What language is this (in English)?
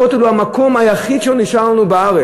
Hebrew